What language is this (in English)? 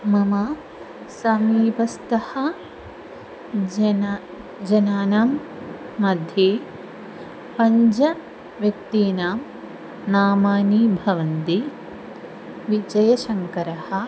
Sanskrit